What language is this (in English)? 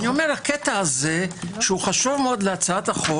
Hebrew